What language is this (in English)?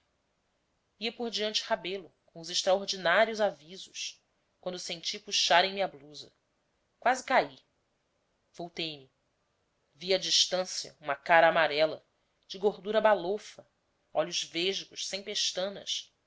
Portuguese